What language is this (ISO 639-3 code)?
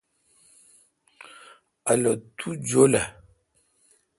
xka